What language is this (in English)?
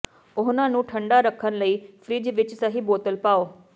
Punjabi